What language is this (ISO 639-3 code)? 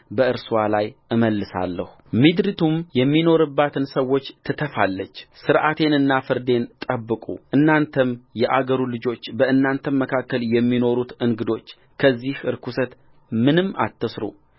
amh